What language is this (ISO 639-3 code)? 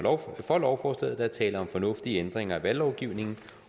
dan